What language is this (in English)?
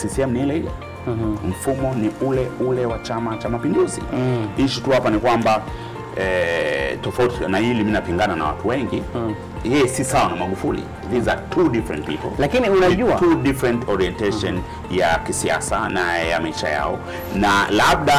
Swahili